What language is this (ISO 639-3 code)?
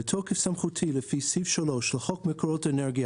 heb